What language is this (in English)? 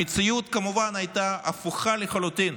Hebrew